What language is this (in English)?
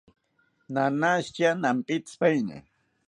South Ucayali Ashéninka